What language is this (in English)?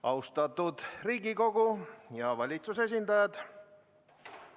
Estonian